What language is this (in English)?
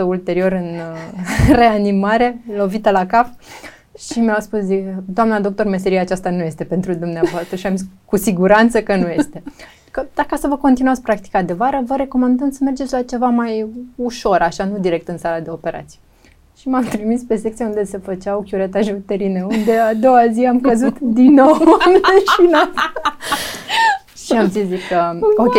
Romanian